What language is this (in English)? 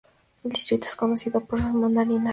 Spanish